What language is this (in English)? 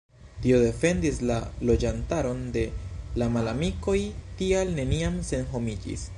Esperanto